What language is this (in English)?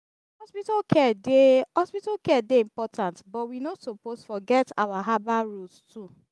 Nigerian Pidgin